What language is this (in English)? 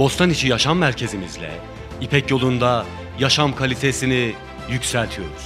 Turkish